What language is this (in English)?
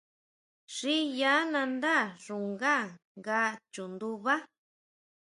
Huautla Mazatec